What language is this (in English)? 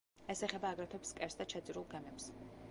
Georgian